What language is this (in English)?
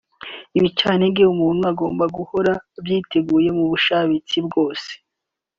Kinyarwanda